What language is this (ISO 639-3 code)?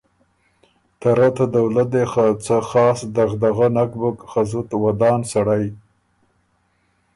oru